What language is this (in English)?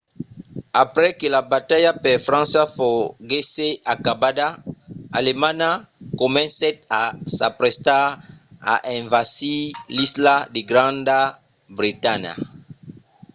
Occitan